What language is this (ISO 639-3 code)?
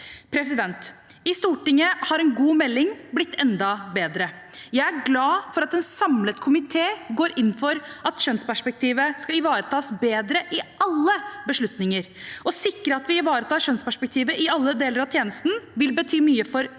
nor